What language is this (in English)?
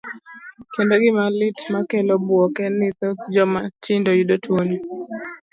Luo (Kenya and Tanzania)